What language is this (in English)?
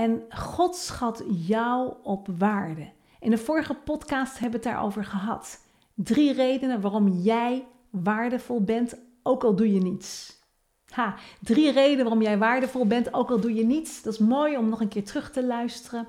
Dutch